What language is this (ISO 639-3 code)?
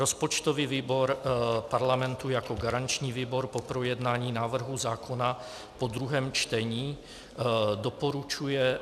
ces